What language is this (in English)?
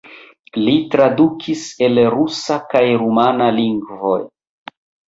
Esperanto